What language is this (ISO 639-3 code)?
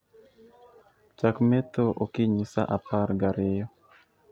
luo